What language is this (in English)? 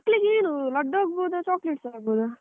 Kannada